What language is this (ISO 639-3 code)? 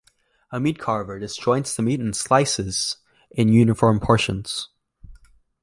eng